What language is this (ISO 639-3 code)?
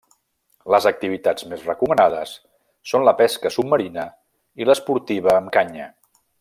cat